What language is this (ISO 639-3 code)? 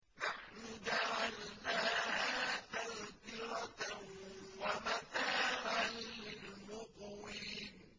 ara